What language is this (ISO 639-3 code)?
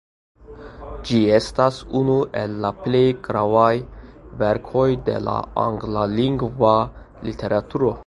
epo